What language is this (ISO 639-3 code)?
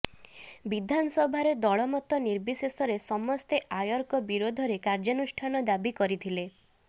ori